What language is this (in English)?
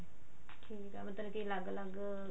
Punjabi